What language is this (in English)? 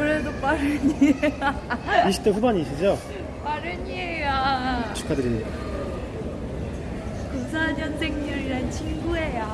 Korean